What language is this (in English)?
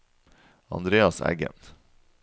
Norwegian